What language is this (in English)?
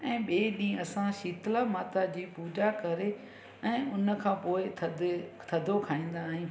Sindhi